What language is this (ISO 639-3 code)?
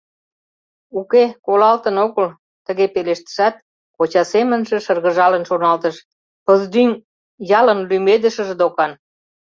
chm